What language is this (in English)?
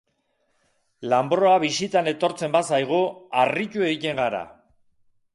Basque